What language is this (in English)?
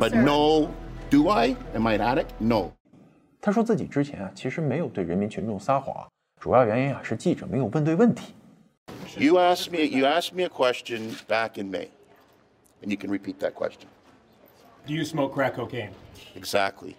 Chinese